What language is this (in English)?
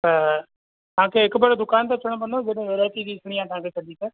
Sindhi